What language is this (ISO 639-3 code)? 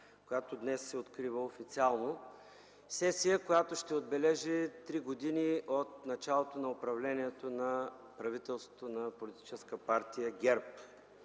bul